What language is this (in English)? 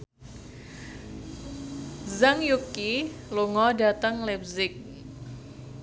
Javanese